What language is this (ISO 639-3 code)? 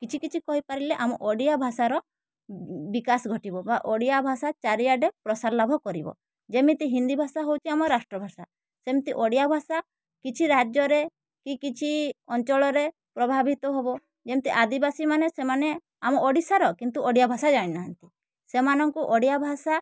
ori